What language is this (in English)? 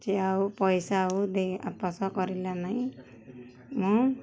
Odia